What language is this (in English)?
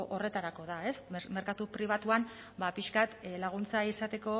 Basque